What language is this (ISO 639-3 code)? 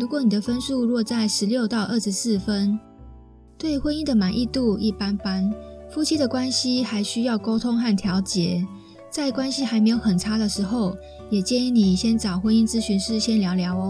zho